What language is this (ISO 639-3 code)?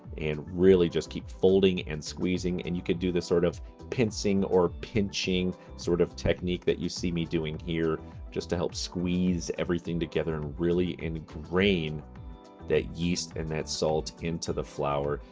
eng